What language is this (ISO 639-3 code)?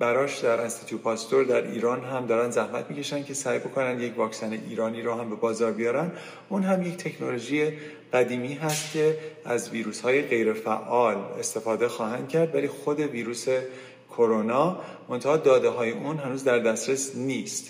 fas